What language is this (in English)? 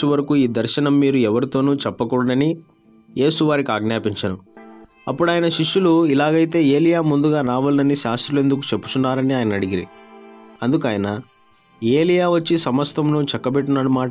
Telugu